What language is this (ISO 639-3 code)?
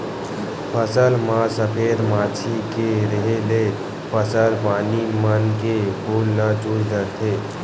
hne